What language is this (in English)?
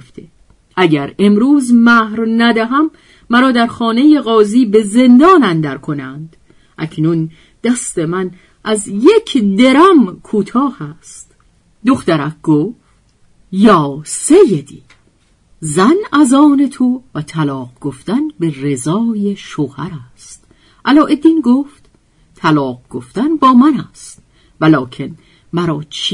Persian